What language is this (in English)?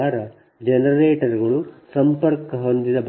Kannada